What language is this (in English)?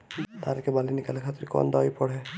Bhojpuri